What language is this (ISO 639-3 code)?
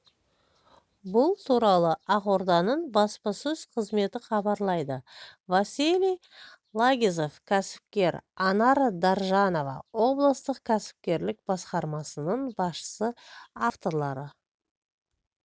kaz